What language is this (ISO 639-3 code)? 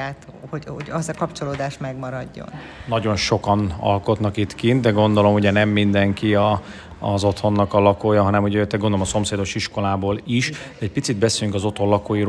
hun